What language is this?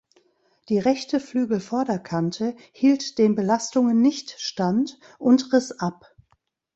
German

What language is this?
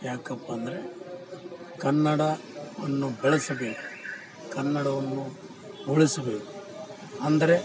Kannada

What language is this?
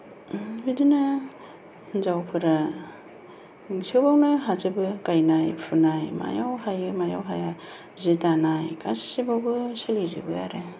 Bodo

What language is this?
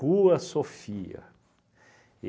Portuguese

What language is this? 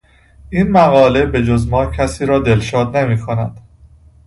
Persian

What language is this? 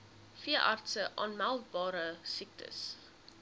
Afrikaans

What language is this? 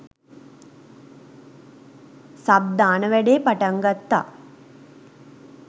Sinhala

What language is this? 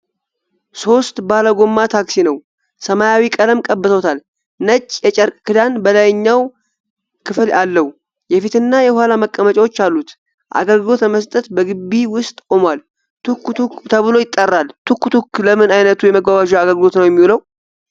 Amharic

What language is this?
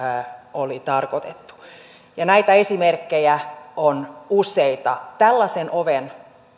Finnish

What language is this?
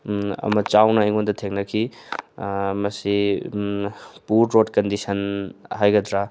Manipuri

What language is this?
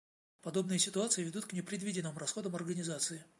Russian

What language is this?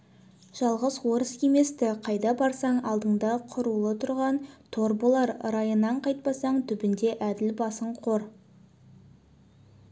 Kazakh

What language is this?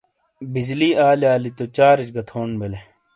Shina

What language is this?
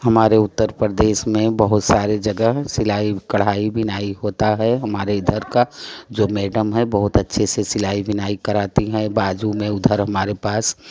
Hindi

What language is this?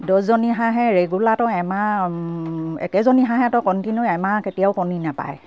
Assamese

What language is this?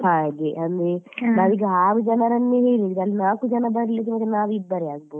Kannada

